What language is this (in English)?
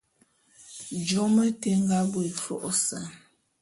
Bulu